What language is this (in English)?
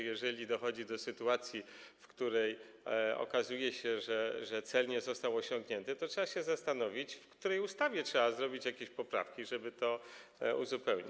Polish